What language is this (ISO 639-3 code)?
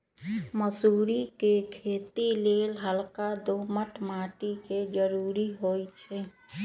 mag